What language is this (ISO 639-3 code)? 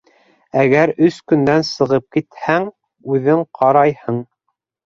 bak